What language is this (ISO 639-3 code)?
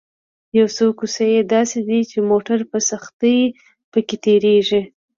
pus